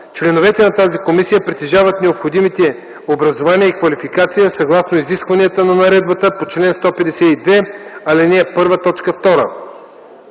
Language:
Bulgarian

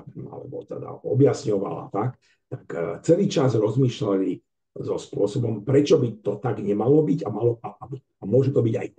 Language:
Slovak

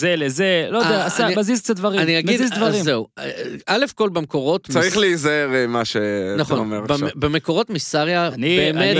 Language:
Hebrew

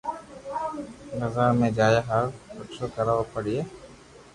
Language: Loarki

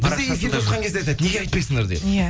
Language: Kazakh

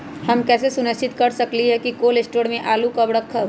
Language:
Magahi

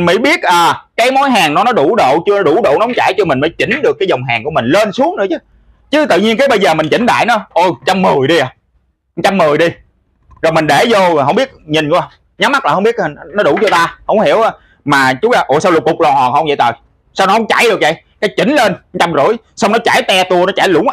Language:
Vietnamese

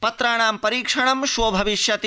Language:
Sanskrit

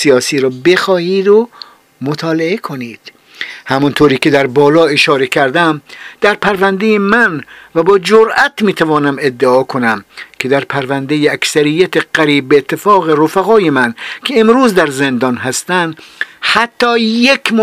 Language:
Persian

